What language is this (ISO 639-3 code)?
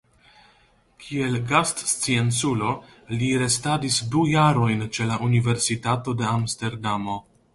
epo